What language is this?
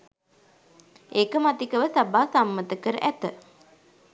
Sinhala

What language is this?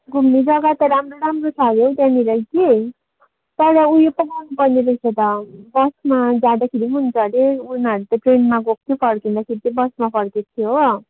Nepali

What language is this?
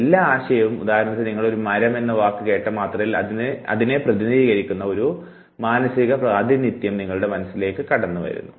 Malayalam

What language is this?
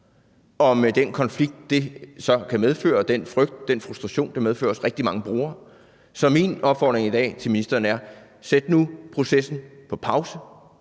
Danish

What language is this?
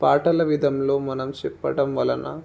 Telugu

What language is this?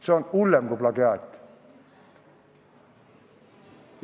Estonian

